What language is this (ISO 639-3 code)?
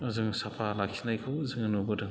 brx